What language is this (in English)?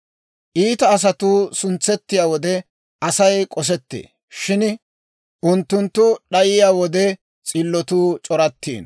Dawro